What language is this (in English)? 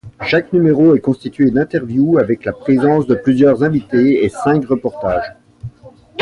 French